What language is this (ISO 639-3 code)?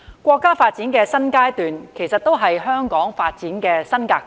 yue